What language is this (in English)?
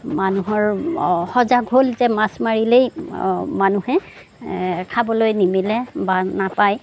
Assamese